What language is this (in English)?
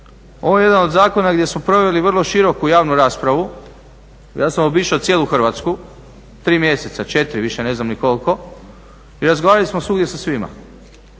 Croatian